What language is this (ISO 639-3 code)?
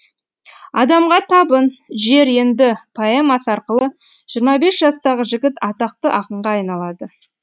kaz